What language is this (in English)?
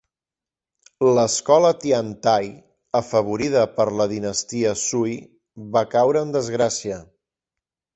Catalan